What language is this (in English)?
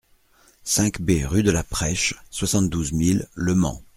French